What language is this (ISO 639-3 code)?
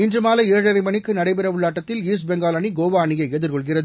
tam